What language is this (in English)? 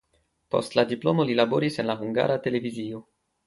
Esperanto